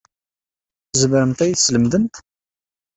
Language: Kabyle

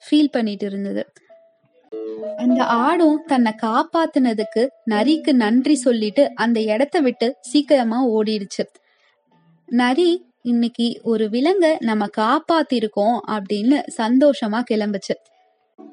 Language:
Tamil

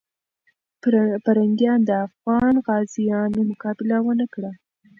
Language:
Pashto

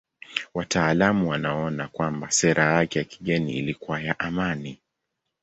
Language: Swahili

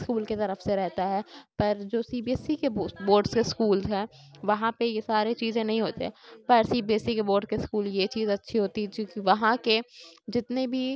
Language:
Urdu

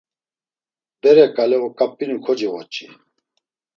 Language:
Laz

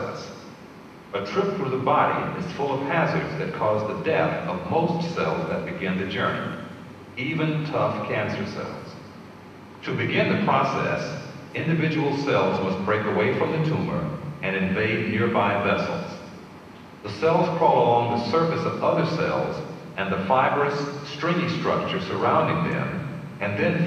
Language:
English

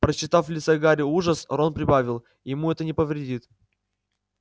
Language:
Russian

